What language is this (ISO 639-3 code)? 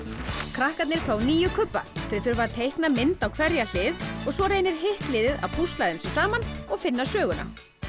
isl